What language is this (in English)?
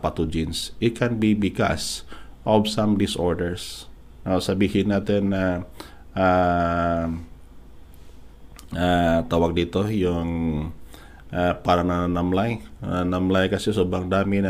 Filipino